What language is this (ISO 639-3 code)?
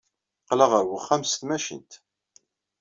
kab